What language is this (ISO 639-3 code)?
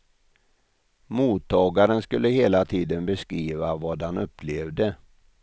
swe